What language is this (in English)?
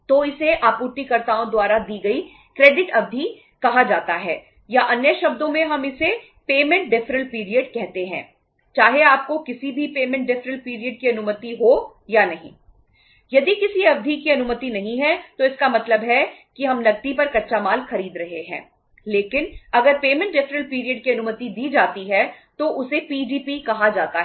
Hindi